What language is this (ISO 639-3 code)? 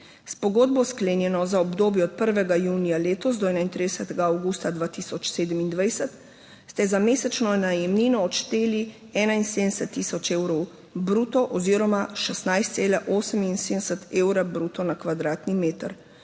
slv